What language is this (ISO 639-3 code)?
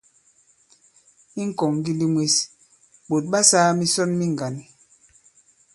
abb